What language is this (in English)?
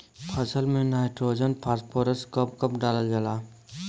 Bhojpuri